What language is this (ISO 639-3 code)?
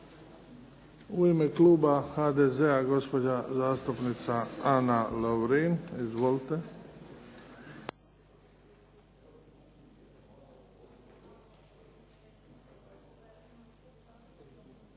hrv